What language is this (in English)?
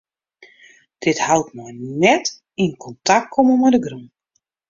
Western Frisian